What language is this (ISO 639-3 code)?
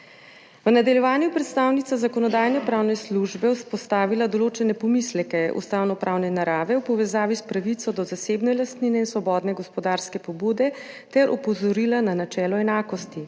slv